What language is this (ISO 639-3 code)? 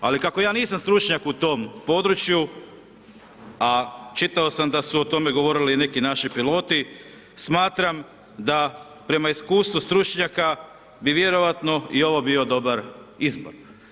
hrv